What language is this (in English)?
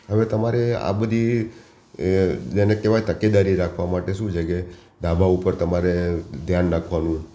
Gujarati